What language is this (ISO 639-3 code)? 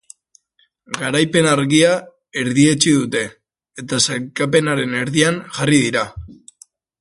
eus